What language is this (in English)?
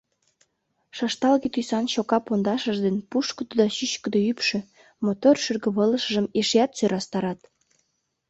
Mari